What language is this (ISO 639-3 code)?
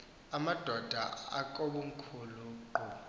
xho